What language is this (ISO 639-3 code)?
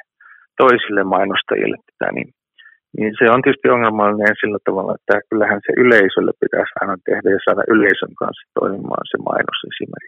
fin